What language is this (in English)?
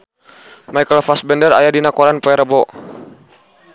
Sundanese